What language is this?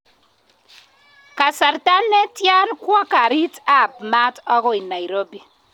Kalenjin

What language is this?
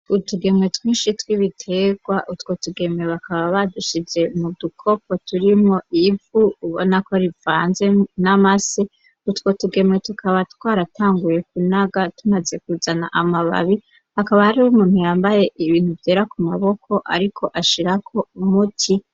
Rundi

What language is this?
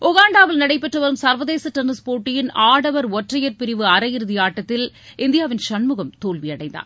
Tamil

